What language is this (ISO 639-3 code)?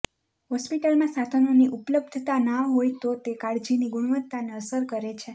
guj